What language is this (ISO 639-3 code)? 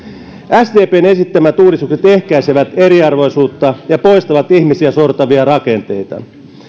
fin